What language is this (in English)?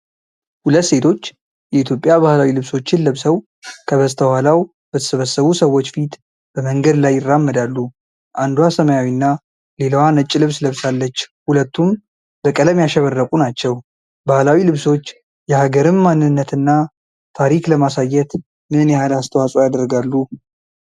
Amharic